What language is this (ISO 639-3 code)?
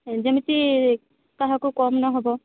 ori